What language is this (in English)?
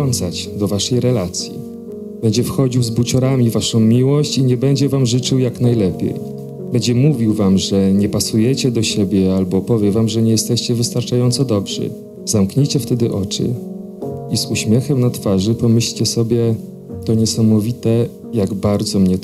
Polish